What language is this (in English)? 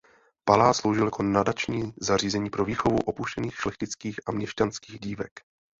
Czech